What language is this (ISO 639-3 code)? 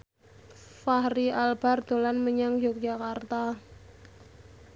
jav